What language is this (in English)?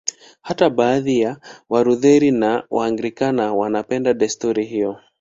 Swahili